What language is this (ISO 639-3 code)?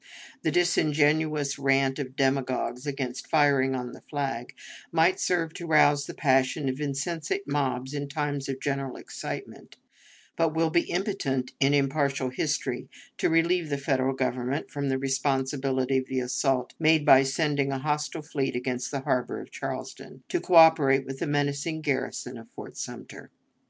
eng